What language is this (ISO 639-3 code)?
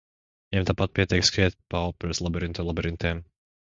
lav